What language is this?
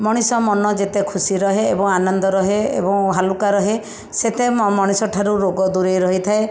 Odia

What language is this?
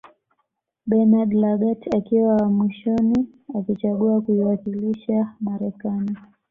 Swahili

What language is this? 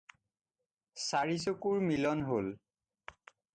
Assamese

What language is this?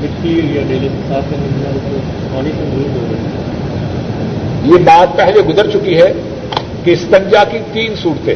Urdu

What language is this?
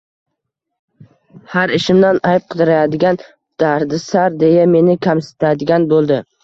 Uzbek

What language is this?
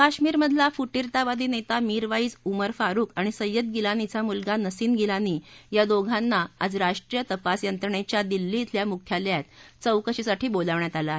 Marathi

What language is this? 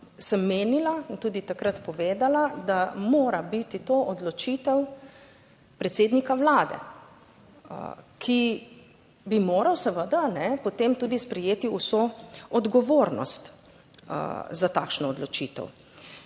Slovenian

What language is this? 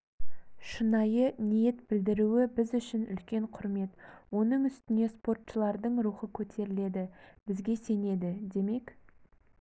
Kazakh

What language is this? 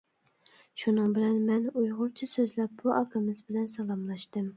Uyghur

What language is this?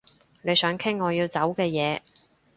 Cantonese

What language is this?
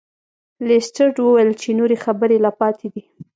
Pashto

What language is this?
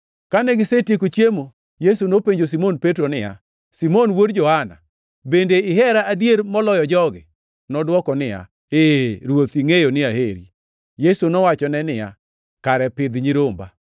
Luo (Kenya and Tanzania)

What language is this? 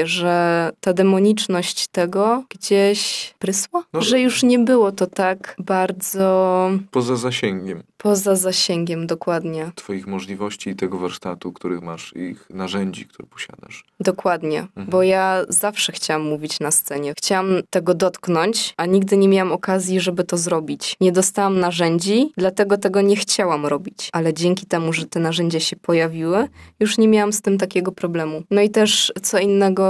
Polish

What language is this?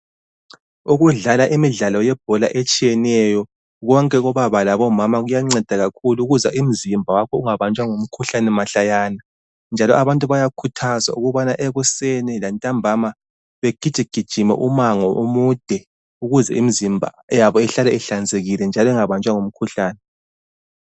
North Ndebele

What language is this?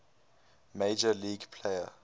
English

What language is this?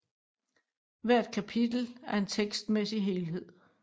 Danish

